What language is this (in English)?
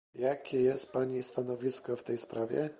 Polish